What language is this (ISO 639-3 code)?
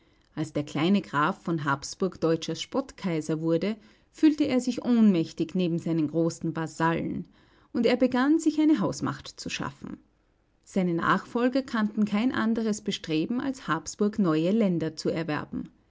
deu